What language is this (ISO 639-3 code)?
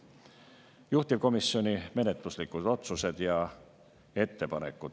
est